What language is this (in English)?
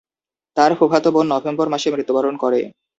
Bangla